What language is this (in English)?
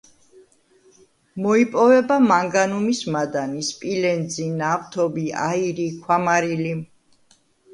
Georgian